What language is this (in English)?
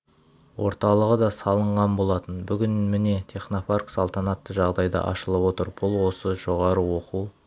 Kazakh